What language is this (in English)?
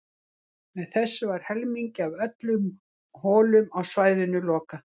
Icelandic